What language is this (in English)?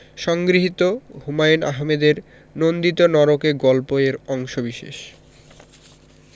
Bangla